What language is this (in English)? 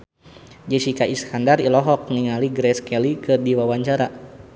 Sundanese